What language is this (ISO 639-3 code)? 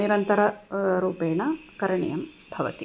san